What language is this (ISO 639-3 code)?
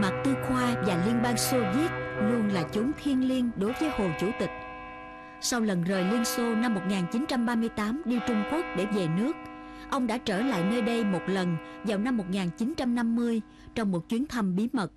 vie